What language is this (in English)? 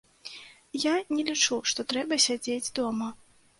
Belarusian